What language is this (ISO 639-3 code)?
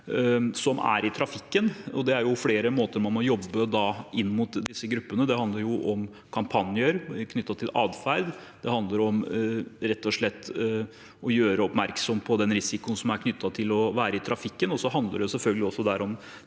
nor